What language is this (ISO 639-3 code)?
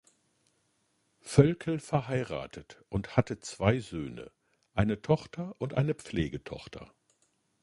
deu